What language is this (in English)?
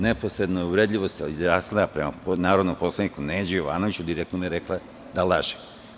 Serbian